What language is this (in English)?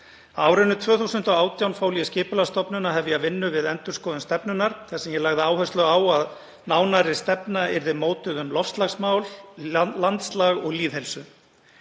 Icelandic